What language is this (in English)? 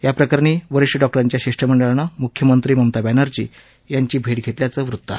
Marathi